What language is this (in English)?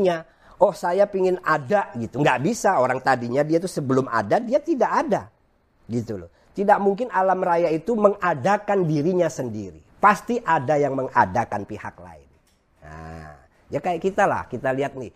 Indonesian